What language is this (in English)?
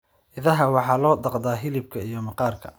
Somali